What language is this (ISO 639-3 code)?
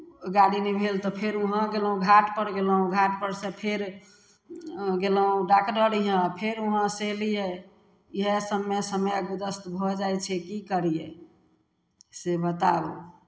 mai